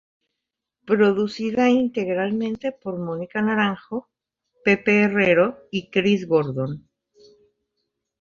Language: Spanish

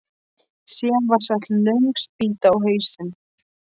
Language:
Icelandic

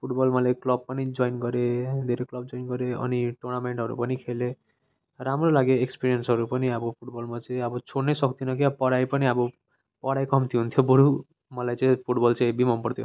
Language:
Nepali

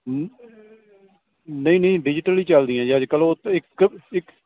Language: Punjabi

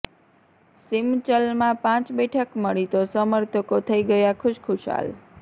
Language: Gujarati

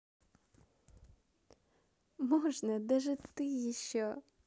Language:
Russian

